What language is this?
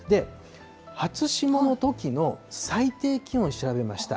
Japanese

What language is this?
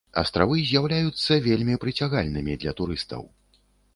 Belarusian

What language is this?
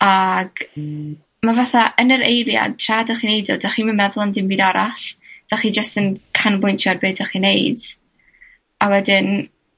Welsh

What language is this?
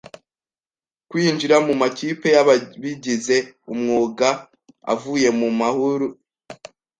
Kinyarwanda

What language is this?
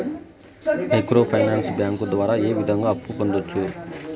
Telugu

